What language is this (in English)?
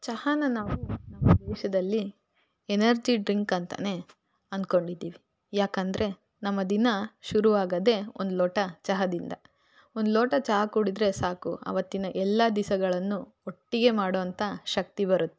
Kannada